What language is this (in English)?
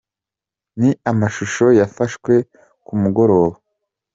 Kinyarwanda